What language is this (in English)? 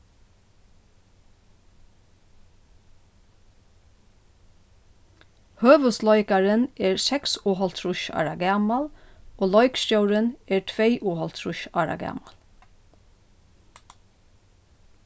Faroese